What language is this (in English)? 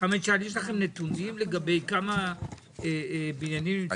Hebrew